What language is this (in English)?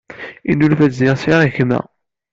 Kabyle